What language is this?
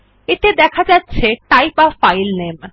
Bangla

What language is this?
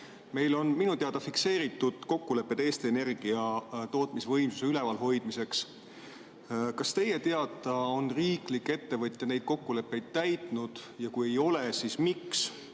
Estonian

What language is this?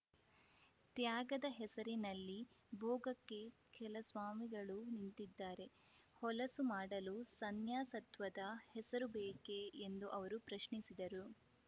Kannada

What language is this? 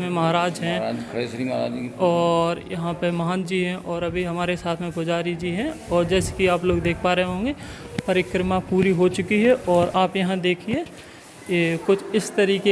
Hindi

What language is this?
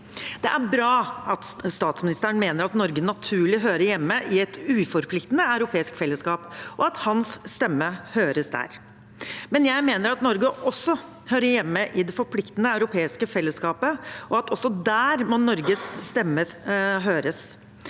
Norwegian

